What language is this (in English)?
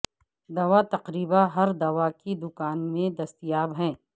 Urdu